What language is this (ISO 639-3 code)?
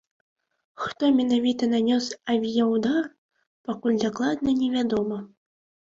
bel